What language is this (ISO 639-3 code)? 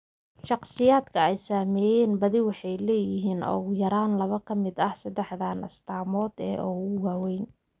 som